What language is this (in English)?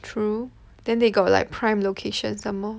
English